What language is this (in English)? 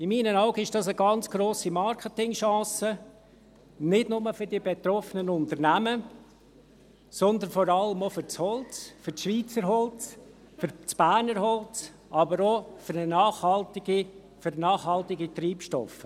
Swiss German